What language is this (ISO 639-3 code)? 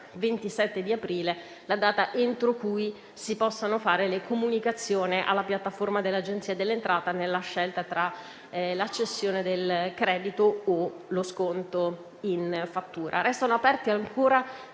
ita